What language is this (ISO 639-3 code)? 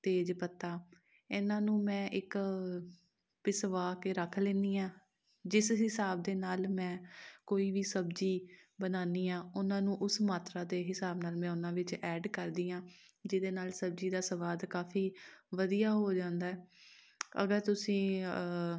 pan